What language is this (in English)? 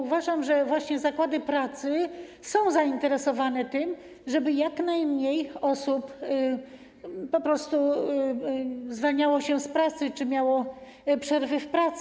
Polish